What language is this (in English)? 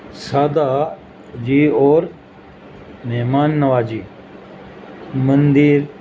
Urdu